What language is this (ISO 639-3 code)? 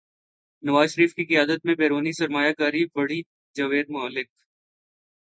urd